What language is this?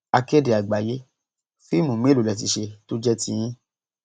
Yoruba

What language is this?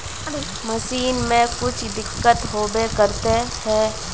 Magahi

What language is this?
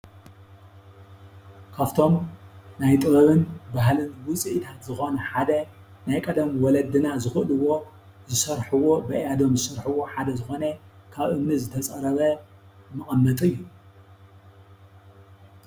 Tigrinya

